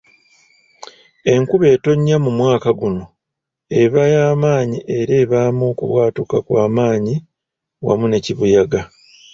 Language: Ganda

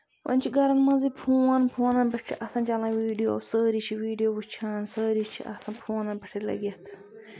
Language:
Kashmiri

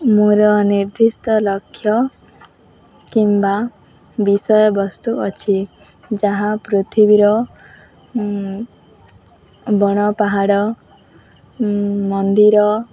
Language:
Odia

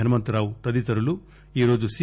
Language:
Telugu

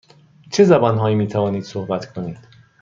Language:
Persian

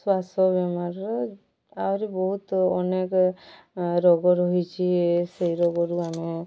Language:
Odia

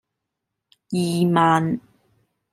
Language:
Cantonese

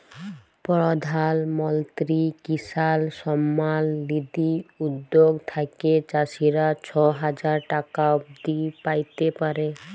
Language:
Bangla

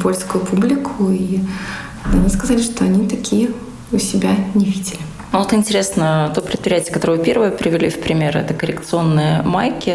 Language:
Russian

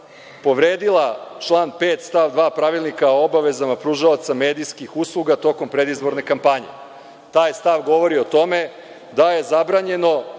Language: Serbian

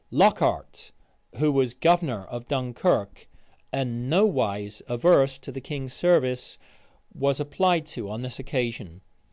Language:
English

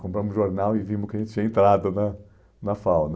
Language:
Portuguese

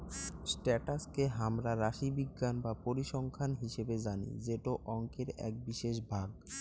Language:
Bangla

